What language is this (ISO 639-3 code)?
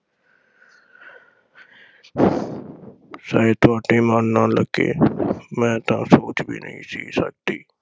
pan